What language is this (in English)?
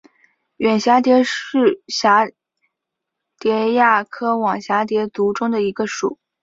Chinese